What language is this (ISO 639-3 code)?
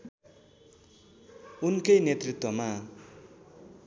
nep